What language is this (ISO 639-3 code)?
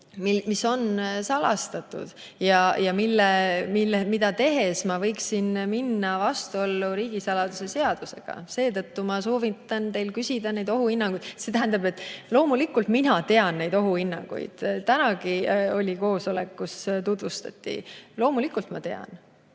est